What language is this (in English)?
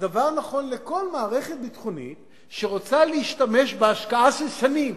Hebrew